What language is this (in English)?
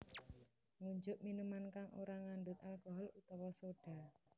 Javanese